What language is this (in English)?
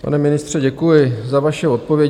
Czech